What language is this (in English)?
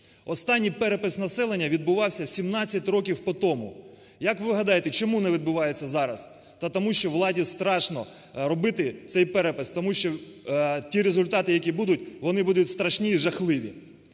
Ukrainian